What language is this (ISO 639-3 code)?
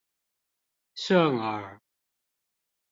zho